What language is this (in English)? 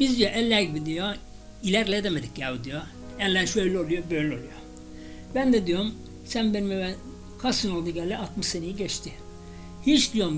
Turkish